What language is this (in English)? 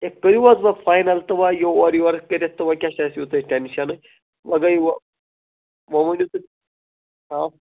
Kashmiri